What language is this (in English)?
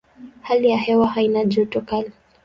Swahili